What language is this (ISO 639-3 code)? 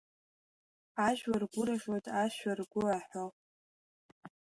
abk